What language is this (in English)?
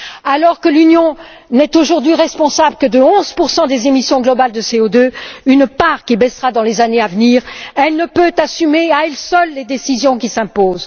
French